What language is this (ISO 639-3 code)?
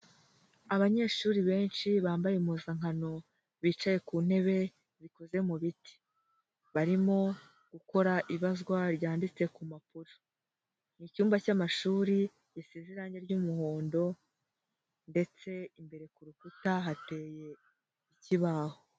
kin